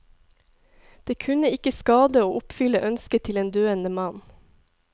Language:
Norwegian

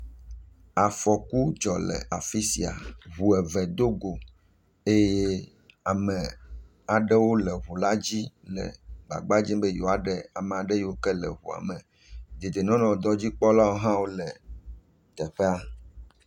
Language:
Ewe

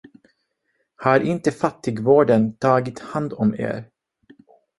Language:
Swedish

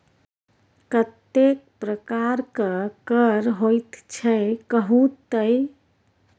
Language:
Maithili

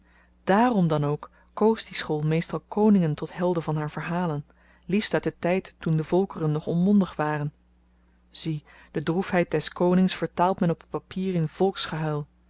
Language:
Dutch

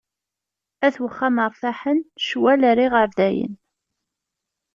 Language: Kabyle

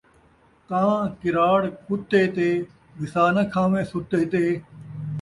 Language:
Saraiki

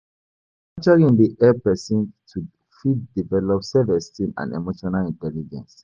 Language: Nigerian Pidgin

